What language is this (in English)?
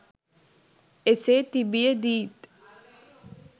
Sinhala